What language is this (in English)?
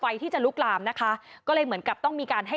Thai